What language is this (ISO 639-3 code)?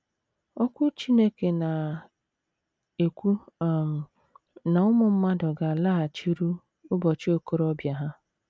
ibo